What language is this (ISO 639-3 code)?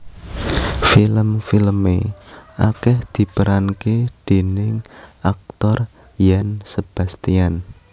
jav